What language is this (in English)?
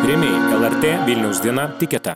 Lithuanian